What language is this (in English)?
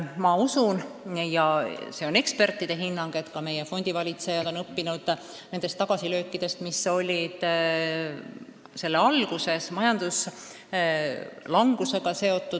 Estonian